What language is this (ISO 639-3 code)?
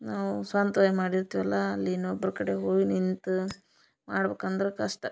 kan